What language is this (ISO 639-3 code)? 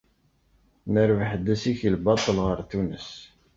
kab